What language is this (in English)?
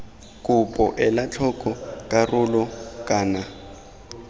Tswana